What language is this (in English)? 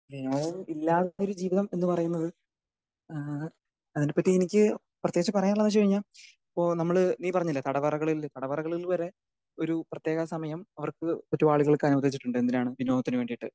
Malayalam